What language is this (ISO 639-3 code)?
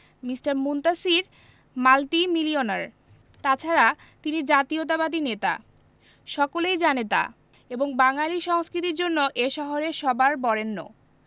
ben